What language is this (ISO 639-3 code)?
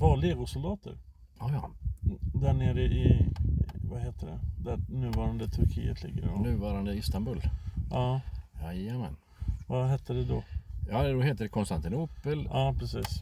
swe